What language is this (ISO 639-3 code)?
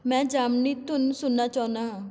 pan